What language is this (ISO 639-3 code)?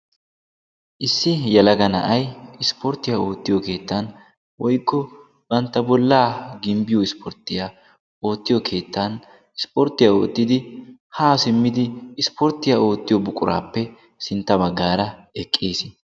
wal